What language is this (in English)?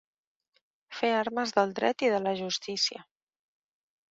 Catalan